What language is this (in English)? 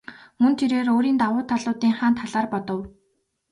Mongolian